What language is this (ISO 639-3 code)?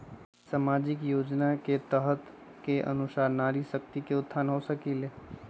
mag